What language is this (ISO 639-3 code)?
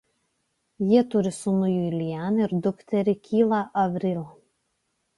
lit